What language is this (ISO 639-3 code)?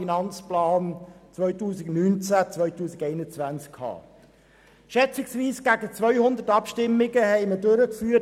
gsw